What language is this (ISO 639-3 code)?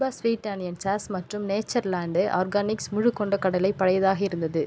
tam